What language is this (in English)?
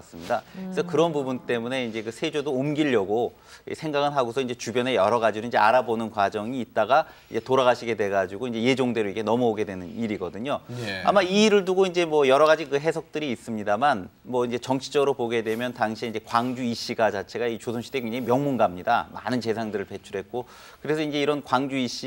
Korean